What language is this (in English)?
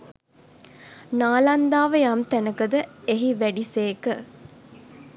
Sinhala